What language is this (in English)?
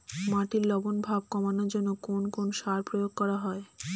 Bangla